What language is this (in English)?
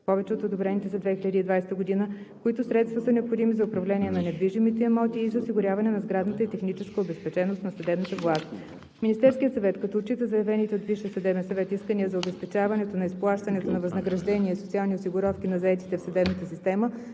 Bulgarian